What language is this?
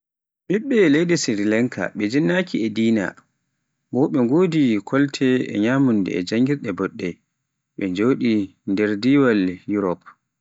Pular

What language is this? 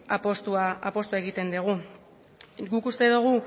Basque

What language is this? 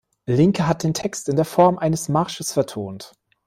German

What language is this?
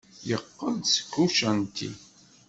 Kabyle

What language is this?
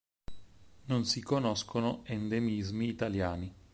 Italian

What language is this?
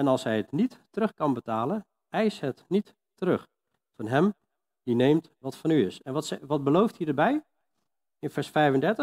Dutch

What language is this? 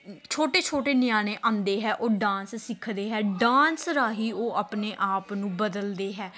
Punjabi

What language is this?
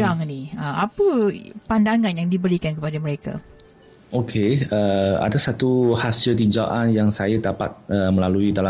Malay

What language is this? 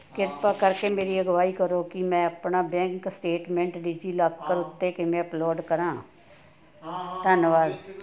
Punjabi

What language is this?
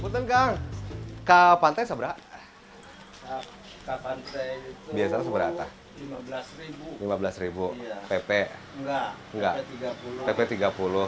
Indonesian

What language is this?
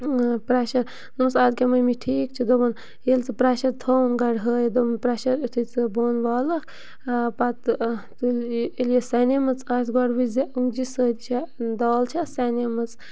Kashmiri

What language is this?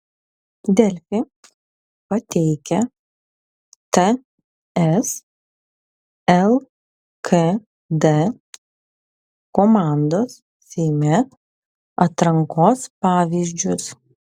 Lithuanian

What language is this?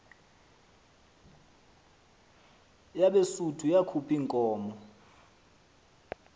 Xhosa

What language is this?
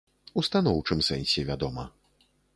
Belarusian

